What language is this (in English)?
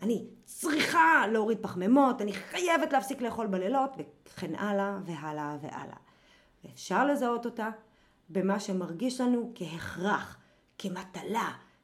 Hebrew